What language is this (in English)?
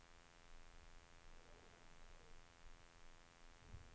Swedish